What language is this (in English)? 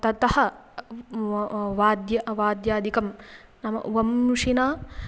Sanskrit